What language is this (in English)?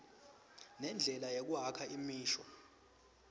Swati